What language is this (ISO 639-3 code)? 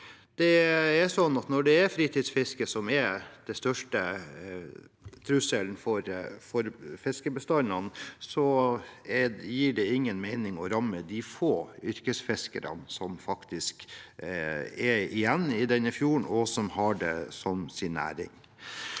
nor